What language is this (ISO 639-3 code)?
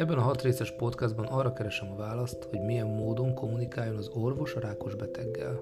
hun